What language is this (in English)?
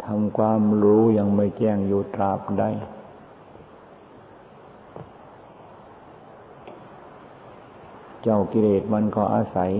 Thai